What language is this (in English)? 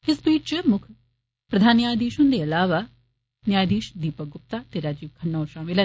Dogri